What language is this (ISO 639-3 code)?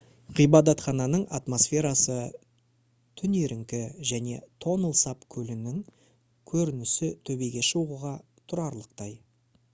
kaz